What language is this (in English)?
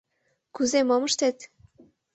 Mari